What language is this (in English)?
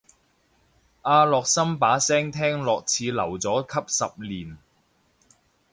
Cantonese